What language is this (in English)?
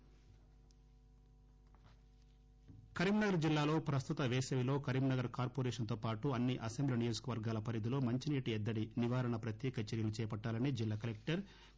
Telugu